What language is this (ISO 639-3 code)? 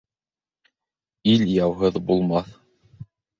bak